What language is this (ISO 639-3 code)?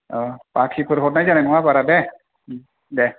brx